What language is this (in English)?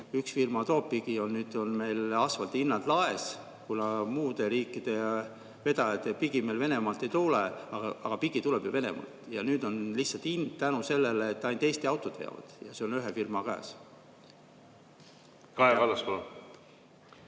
Estonian